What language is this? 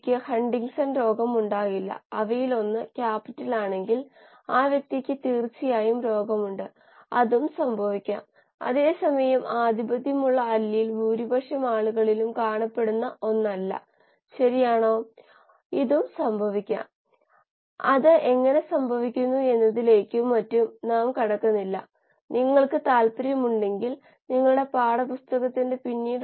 Malayalam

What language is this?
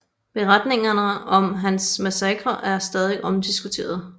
Danish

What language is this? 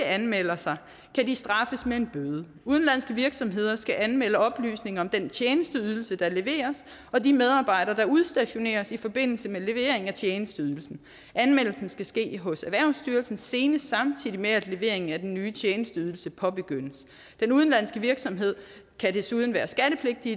Danish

